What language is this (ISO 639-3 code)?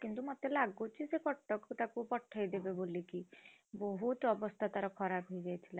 ori